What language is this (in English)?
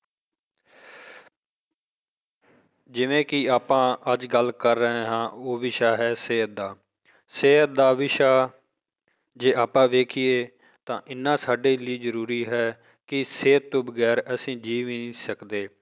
Punjabi